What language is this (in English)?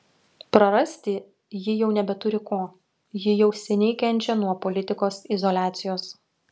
Lithuanian